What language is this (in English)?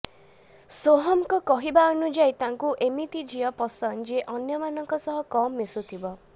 Odia